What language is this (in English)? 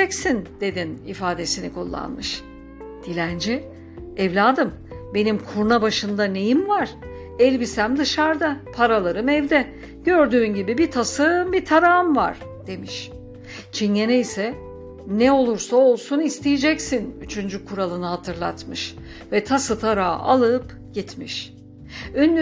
Turkish